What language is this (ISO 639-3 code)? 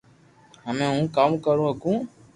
lrk